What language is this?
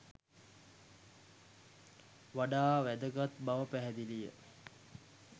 Sinhala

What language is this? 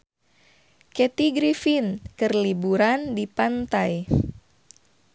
Sundanese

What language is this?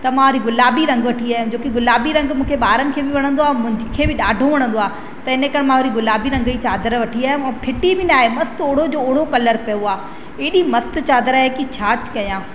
Sindhi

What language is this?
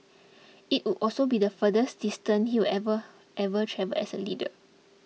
English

